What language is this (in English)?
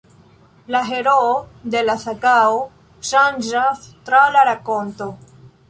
Esperanto